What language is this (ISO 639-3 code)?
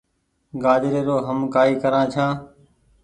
gig